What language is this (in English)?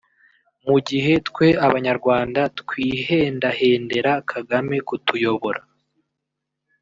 Kinyarwanda